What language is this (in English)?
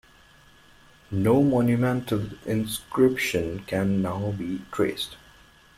English